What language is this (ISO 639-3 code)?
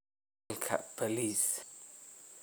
som